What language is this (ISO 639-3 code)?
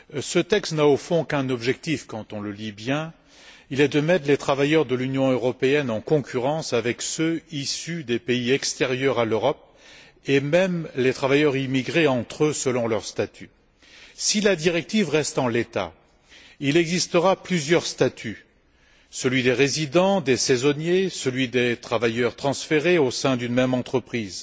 fra